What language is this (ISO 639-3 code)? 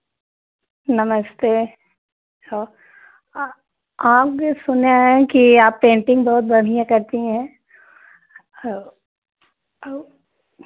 hin